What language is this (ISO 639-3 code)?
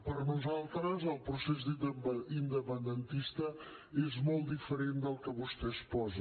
cat